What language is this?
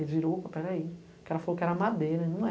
Portuguese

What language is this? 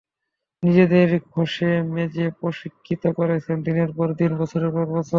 Bangla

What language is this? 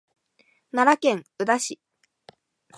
Japanese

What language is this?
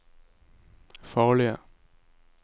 Norwegian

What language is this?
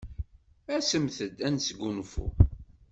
Kabyle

